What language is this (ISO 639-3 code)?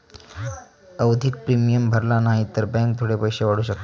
mar